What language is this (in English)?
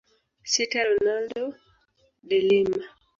Swahili